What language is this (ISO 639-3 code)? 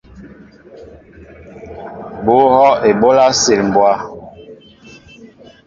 mbo